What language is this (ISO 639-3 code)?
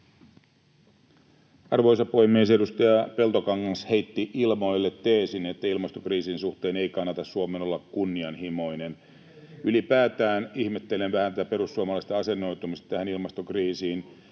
fin